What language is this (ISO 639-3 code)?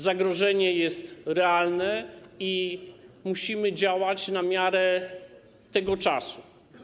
pol